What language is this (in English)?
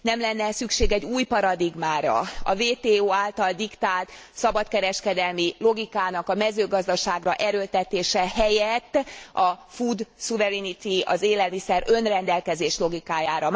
Hungarian